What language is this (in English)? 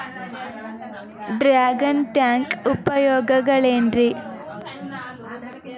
Kannada